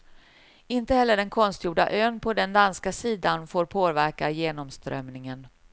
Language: Swedish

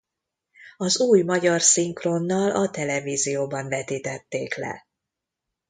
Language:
Hungarian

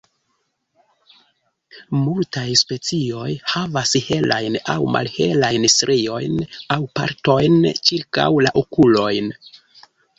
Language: Esperanto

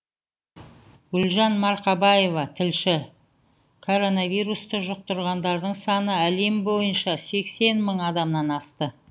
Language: Kazakh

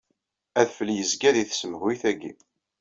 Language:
Kabyle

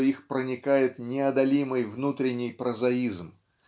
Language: Russian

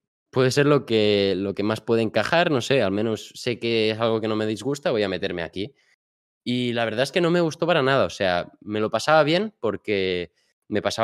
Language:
Spanish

